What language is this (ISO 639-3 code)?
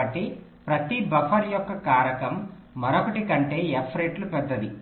tel